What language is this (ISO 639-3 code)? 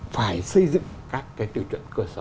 vie